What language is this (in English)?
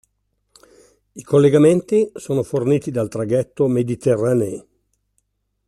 Italian